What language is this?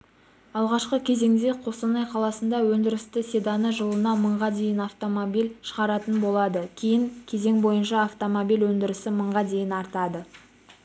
Kazakh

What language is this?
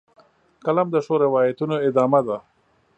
Pashto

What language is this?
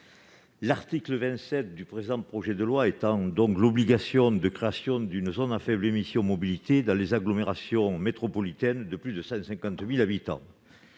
French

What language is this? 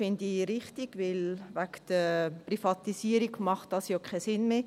Swiss German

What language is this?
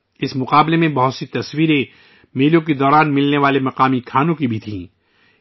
Urdu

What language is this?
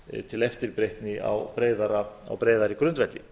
Icelandic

